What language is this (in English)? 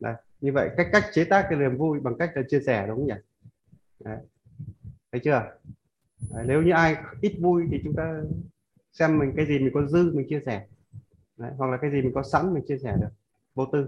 Vietnamese